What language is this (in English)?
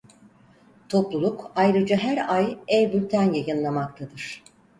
Turkish